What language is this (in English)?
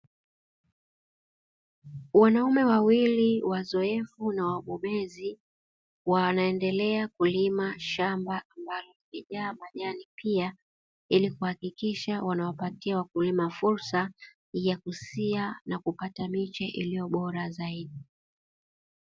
Swahili